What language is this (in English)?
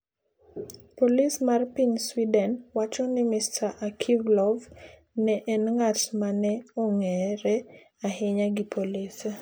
Luo (Kenya and Tanzania)